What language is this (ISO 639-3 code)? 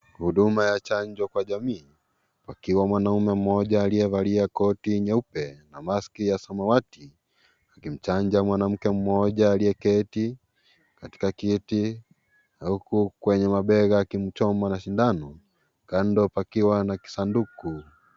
swa